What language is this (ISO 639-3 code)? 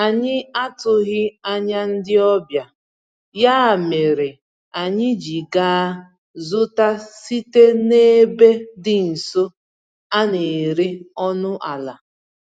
ibo